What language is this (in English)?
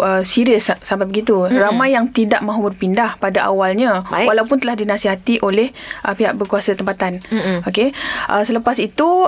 Malay